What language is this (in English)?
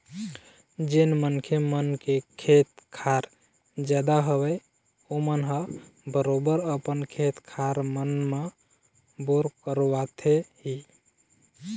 Chhattisgarhi